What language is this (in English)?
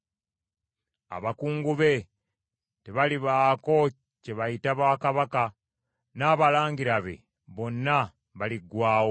Ganda